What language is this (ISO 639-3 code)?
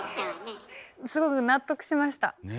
jpn